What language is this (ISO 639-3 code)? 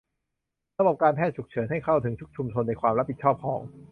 tha